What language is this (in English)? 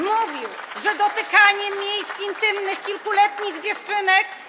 Polish